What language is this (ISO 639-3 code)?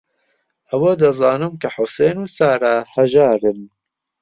ckb